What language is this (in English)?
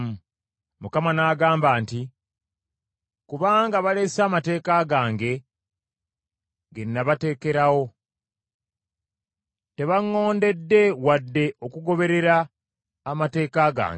Ganda